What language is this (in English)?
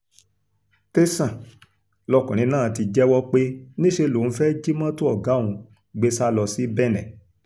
Yoruba